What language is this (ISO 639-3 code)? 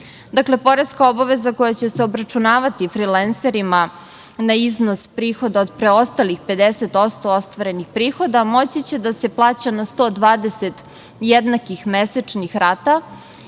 srp